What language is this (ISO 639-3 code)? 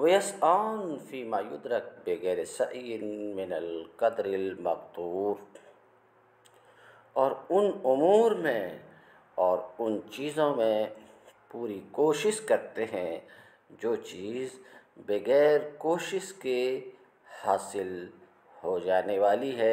ara